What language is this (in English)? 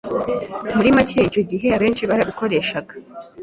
Kinyarwanda